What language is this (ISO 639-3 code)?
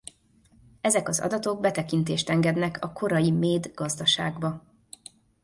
hun